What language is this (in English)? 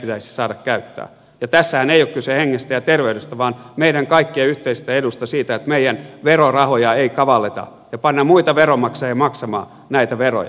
Finnish